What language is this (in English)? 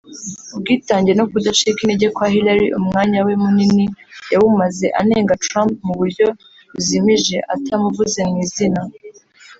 Kinyarwanda